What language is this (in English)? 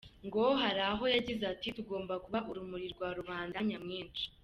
Kinyarwanda